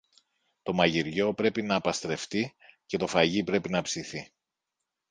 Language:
Greek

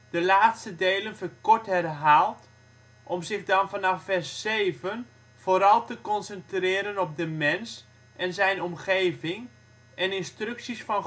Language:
Dutch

